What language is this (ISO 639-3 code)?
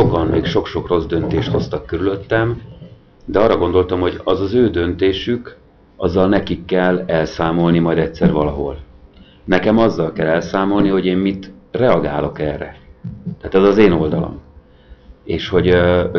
hun